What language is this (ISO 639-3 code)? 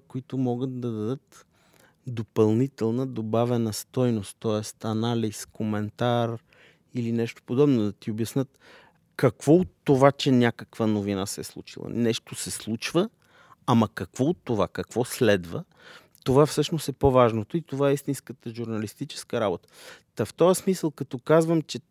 bul